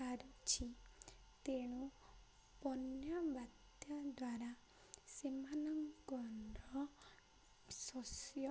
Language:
Odia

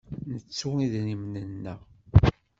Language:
Kabyle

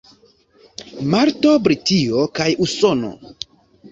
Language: Esperanto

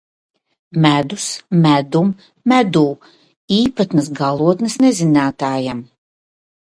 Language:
Latvian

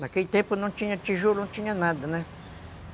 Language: Portuguese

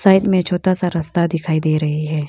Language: Hindi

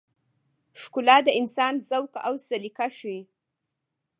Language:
Pashto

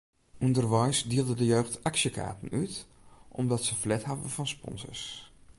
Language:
Western Frisian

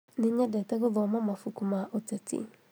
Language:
Kikuyu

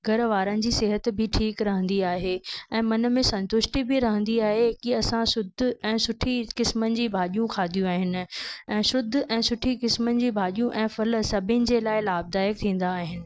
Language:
Sindhi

